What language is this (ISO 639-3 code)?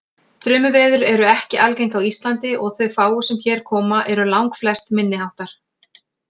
isl